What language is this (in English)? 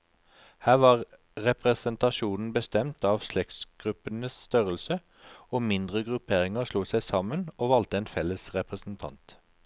Norwegian